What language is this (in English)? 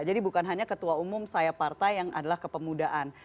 Indonesian